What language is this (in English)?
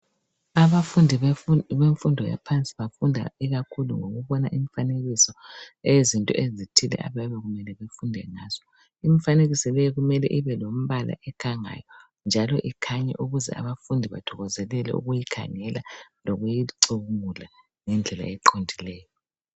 North Ndebele